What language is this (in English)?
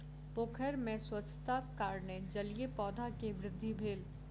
Maithili